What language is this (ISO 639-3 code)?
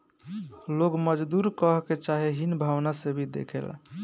bho